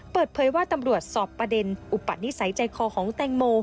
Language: Thai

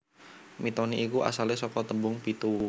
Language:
Javanese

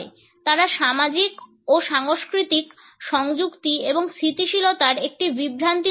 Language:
Bangla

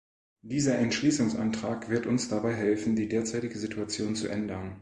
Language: German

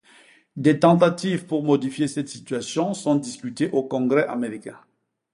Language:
French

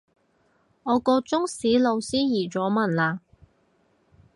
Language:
Cantonese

